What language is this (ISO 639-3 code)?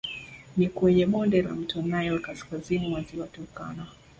swa